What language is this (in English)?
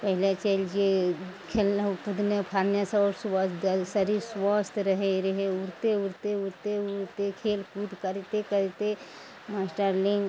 Maithili